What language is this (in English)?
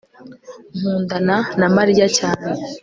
Kinyarwanda